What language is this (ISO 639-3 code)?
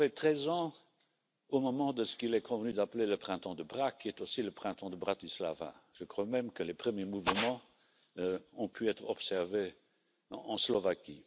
fra